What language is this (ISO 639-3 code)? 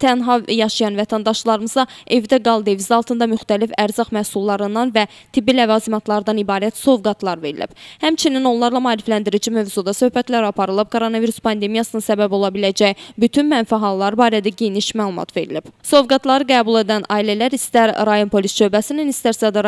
tur